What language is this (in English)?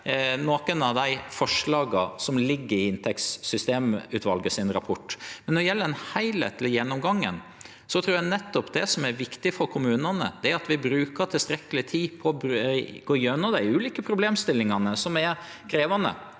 Norwegian